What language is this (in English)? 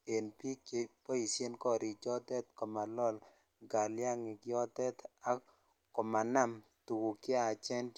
Kalenjin